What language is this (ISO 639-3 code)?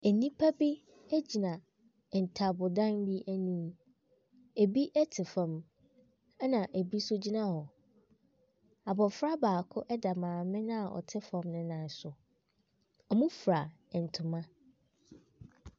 aka